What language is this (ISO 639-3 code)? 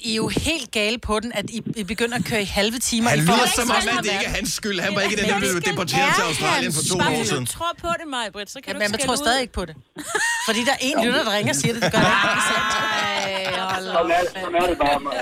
dan